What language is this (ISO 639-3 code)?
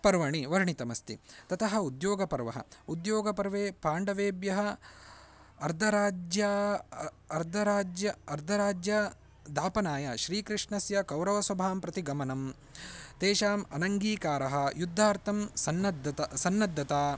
san